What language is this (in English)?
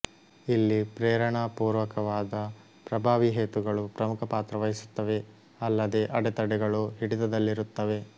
Kannada